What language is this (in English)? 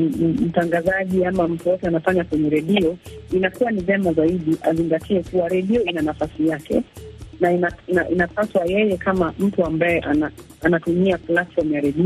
Swahili